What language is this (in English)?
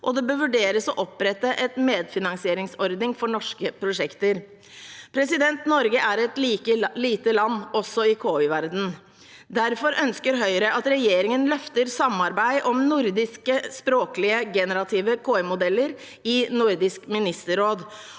Norwegian